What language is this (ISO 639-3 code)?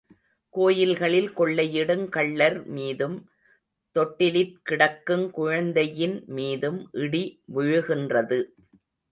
tam